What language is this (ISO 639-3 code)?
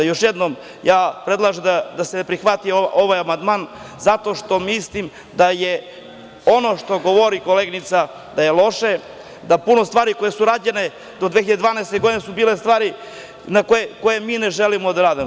srp